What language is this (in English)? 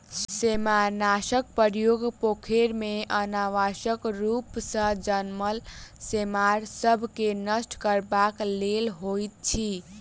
Maithili